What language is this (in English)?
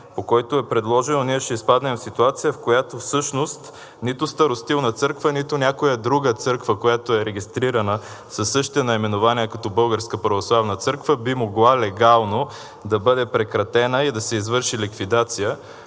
Bulgarian